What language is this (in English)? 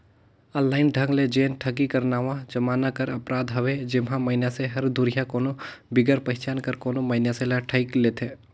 Chhattisgarhi